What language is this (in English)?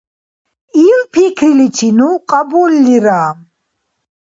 Dargwa